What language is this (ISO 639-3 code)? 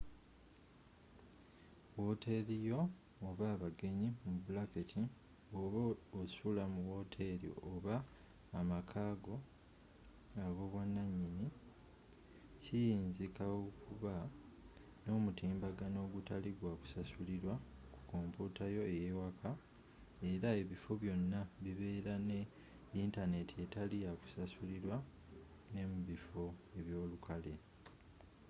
lug